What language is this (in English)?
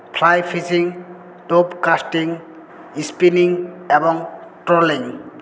Bangla